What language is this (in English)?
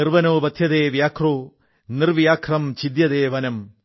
Malayalam